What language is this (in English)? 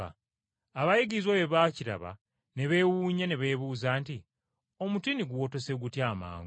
Ganda